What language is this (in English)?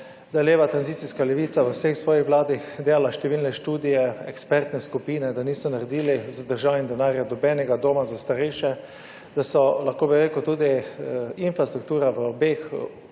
Slovenian